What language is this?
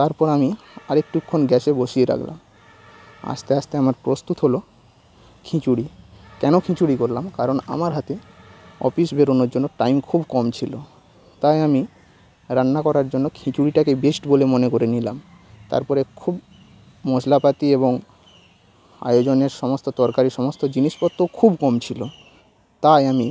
Bangla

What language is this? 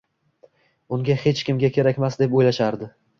Uzbek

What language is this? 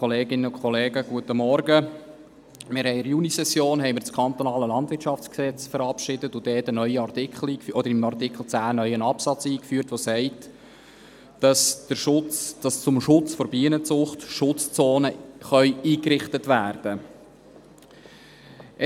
Swiss German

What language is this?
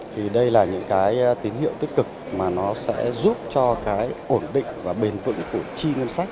Vietnamese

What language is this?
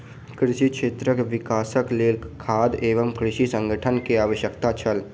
Maithili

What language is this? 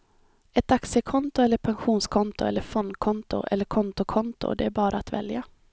Swedish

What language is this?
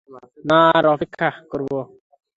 Bangla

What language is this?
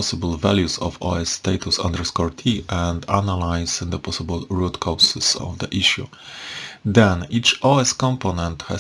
English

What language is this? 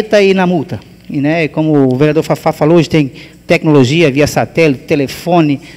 Portuguese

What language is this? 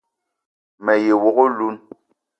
Eton (Cameroon)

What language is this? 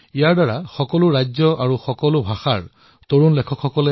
Assamese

